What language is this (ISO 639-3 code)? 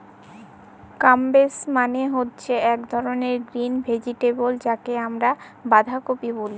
ben